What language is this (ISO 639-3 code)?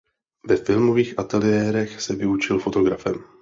ces